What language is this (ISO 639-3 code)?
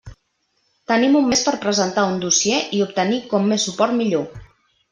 cat